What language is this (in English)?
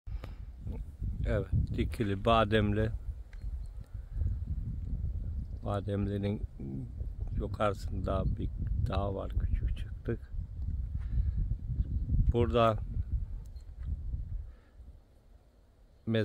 Turkish